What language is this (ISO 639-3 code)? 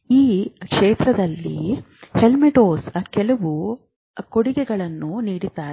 kan